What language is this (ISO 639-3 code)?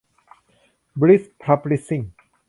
tha